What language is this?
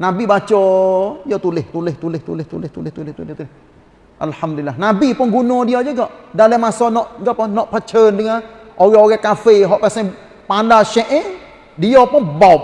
Malay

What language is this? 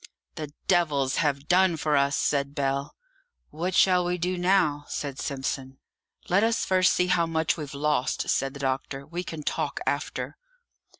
English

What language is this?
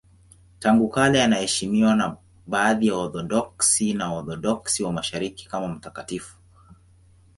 Swahili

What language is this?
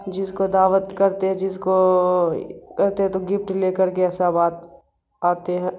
Urdu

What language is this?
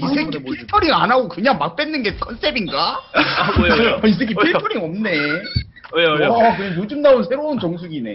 Korean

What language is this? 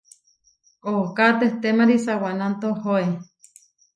Huarijio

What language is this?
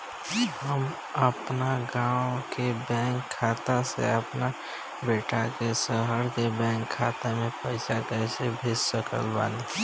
Bhojpuri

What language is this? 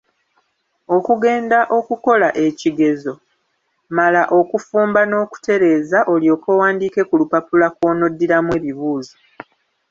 Ganda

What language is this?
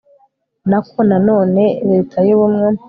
Kinyarwanda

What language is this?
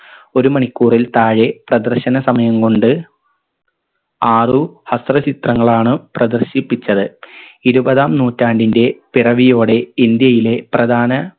Malayalam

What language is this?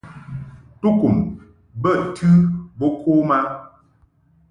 Mungaka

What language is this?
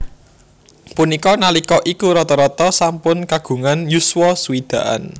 Javanese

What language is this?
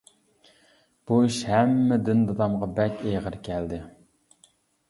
Uyghur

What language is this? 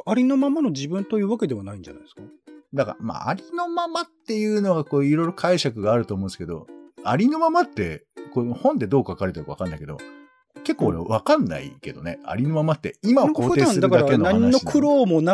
Japanese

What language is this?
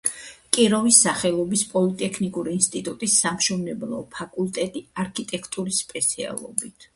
Georgian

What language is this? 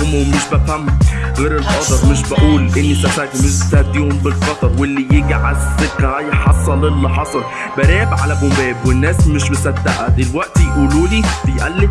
Arabic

